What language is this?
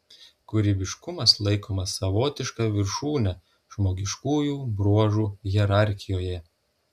Lithuanian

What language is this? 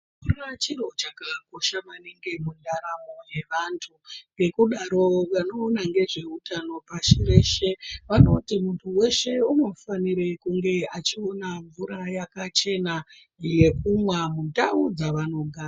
Ndau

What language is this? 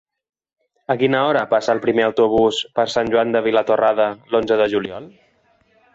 Catalan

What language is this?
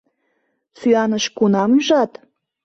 Mari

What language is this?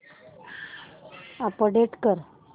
Marathi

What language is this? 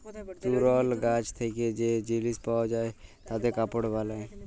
Bangla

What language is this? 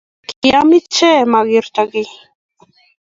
Kalenjin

